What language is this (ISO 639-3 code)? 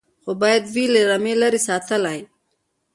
pus